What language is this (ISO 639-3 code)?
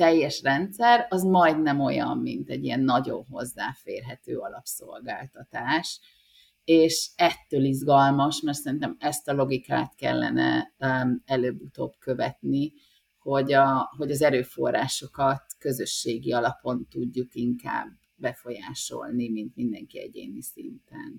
hun